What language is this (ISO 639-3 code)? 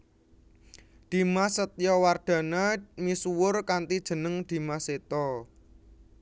jav